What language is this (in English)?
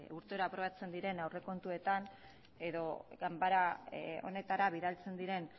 Basque